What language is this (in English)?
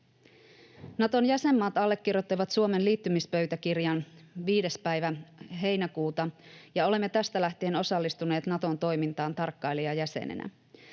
Finnish